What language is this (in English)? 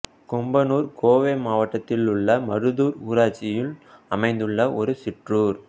Tamil